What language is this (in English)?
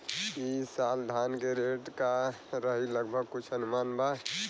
Bhojpuri